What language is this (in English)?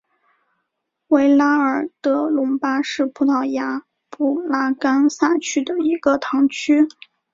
Chinese